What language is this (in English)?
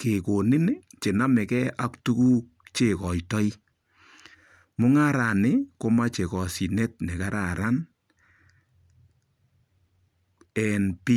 Kalenjin